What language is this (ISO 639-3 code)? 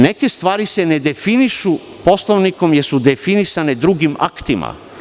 srp